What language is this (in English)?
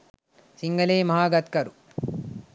Sinhala